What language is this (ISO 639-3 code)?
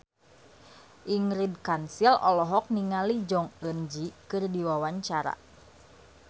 sun